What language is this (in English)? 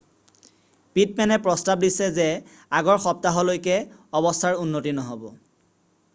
Assamese